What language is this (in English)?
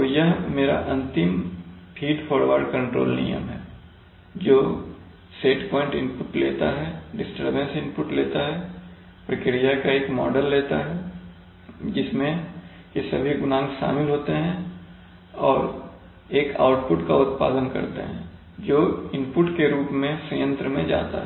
Hindi